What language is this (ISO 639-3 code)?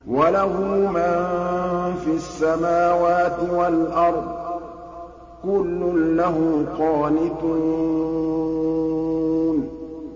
ara